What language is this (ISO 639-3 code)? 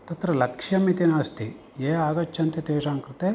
san